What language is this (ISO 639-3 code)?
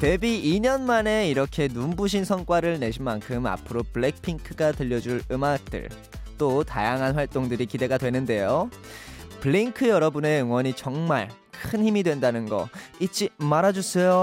kor